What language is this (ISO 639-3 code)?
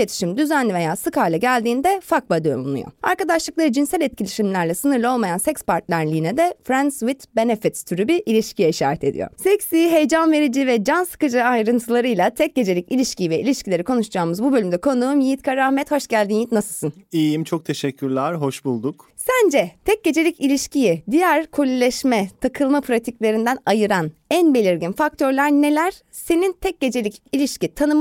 tur